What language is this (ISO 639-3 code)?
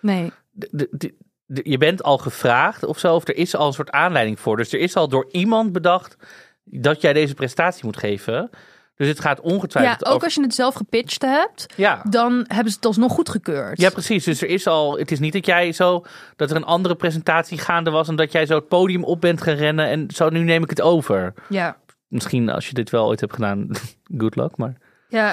nld